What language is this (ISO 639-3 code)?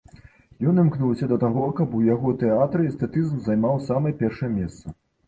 bel